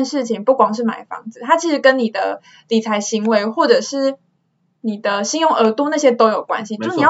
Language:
Chinese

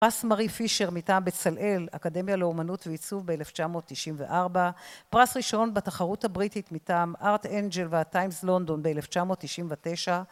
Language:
Hebrew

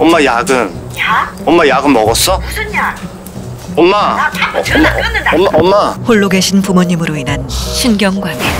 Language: Korean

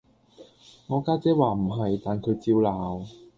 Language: Cantonese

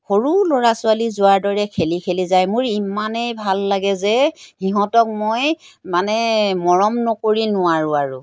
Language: Assamese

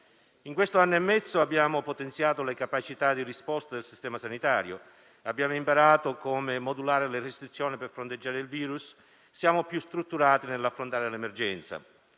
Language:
Italian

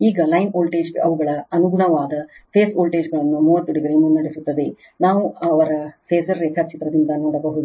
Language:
Kannada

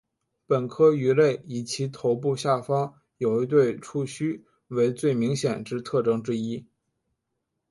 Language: Chinese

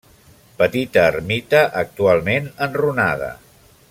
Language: Catalan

